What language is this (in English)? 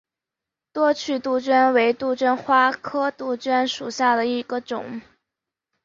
Chinese